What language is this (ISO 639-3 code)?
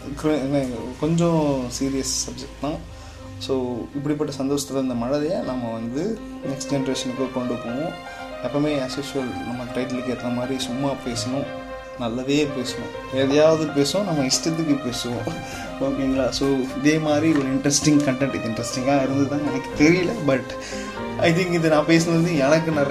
tam